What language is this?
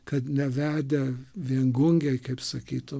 Lithuanian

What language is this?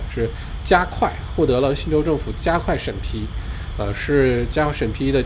Chinese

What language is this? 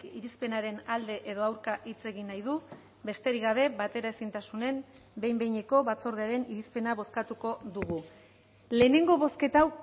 Basque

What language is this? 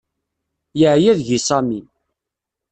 Kabyle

